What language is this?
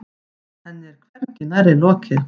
Icelandic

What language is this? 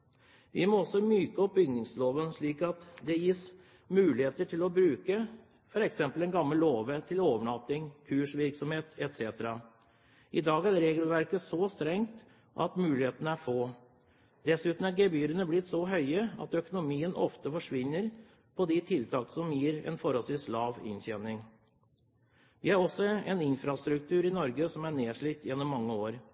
Norwegian Bokmål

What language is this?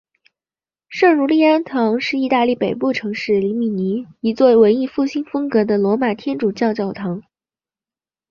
Chinese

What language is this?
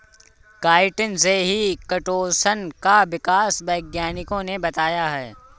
Hindi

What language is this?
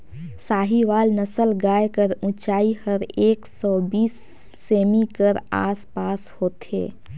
Chhattisgarhi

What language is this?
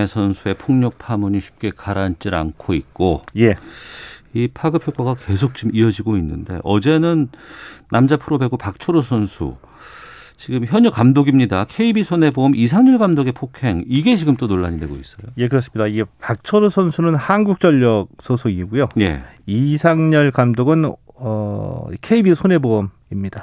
Korean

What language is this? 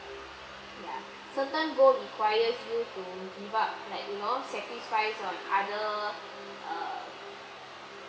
English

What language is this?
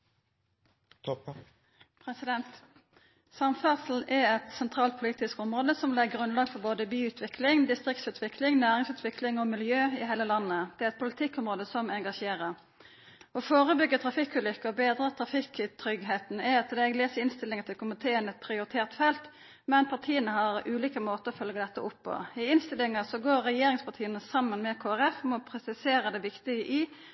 Norwegian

